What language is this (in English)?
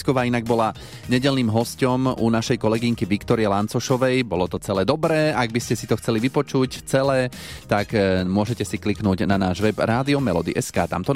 Slovak